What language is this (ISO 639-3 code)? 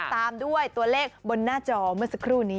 tha